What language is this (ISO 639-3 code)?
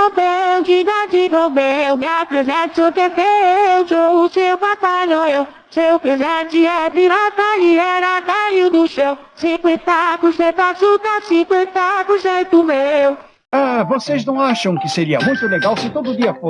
por